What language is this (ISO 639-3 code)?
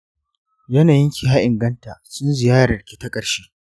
hau